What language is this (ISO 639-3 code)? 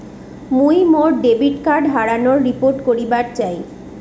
ben